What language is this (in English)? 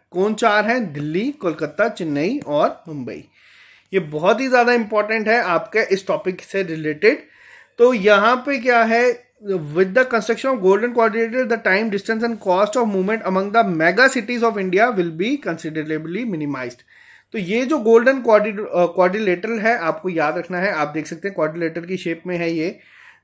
Hindi